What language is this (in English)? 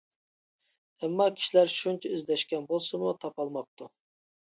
Uyghur